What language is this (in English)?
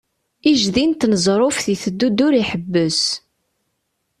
Kabyle